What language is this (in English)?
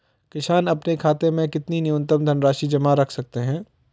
Hindi